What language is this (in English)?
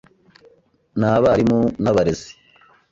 Kinyarwanda